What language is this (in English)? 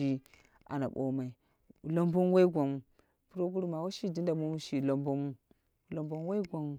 Dera (Nigeria)